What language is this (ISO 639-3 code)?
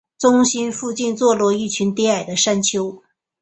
zho